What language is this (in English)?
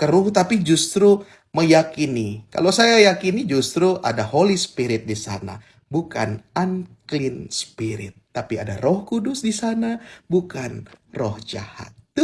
Indonesian